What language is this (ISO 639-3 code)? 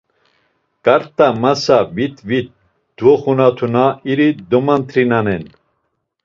lzz